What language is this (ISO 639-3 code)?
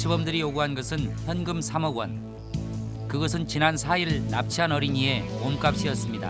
kor